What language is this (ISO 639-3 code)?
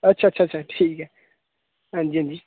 doi